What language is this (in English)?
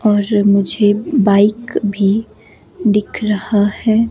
Hindi